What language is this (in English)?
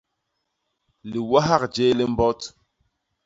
Basaa